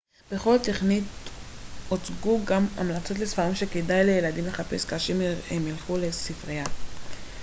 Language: Hebrew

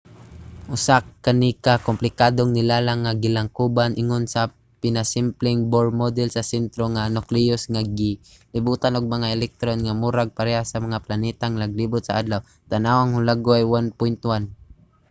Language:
Cebuano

